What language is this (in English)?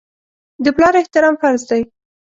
Pashto